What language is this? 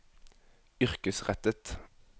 Norwegian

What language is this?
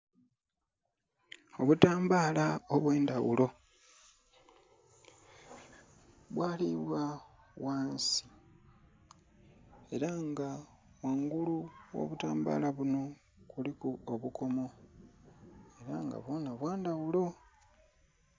Soga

